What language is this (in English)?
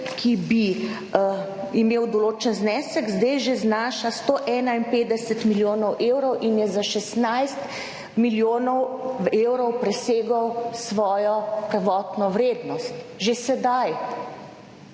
Slovenian